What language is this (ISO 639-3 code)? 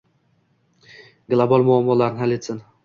uzb